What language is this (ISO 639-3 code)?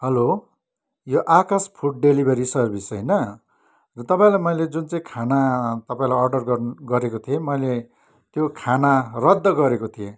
nep